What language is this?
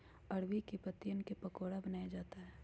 Magahi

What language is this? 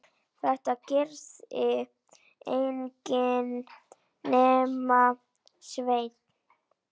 Icelandic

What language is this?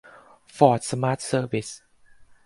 Thai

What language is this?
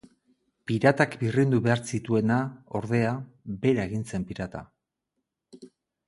Basque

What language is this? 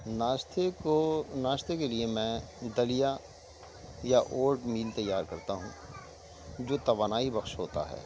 Urdu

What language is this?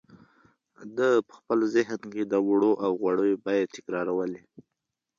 Pashto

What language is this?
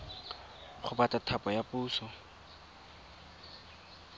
Tswana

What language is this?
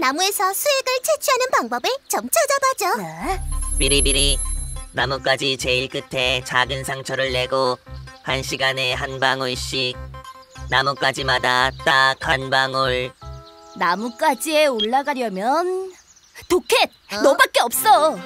Korean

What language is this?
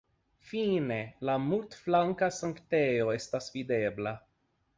Esperanto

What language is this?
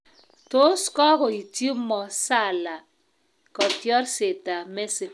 Kalenjin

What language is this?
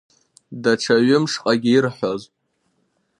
Abkhazian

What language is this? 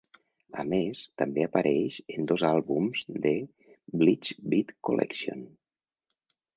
Catalan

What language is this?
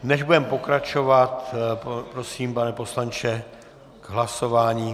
Czech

